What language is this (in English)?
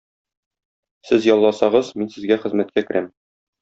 Tatar